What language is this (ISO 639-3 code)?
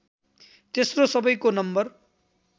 nep